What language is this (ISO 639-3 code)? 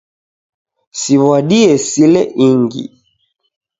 dav